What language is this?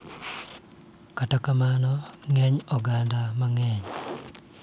Luo (Kenya and Tanzania)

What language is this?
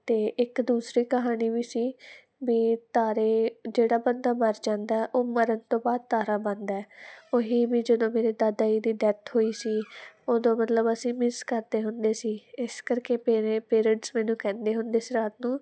Punjabi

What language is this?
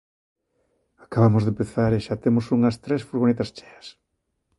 Galician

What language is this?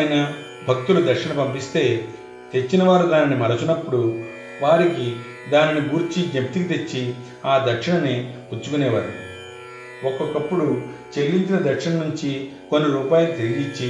Telugu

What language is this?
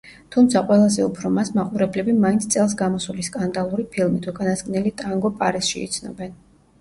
Georgian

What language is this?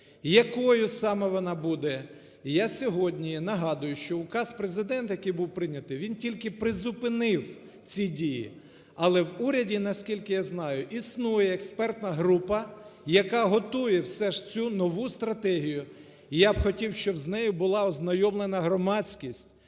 Ukrainian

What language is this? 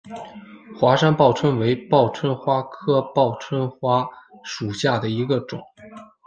Chinese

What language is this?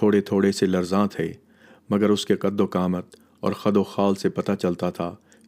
Urdu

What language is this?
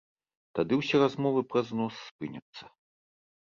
Belarusian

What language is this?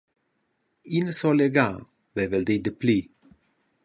Romansh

